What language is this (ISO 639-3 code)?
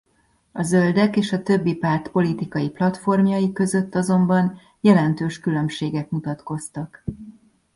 hun